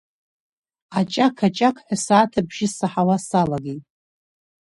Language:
Abkhazian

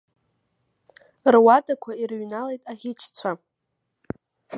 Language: Abkhazian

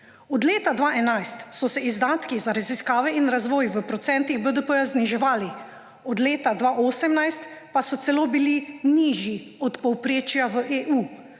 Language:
Slovenian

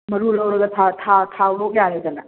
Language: Manipuri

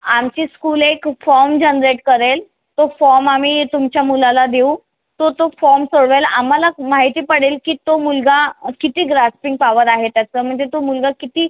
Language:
Marathi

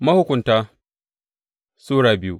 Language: Hausa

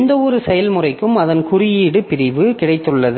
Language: Tamil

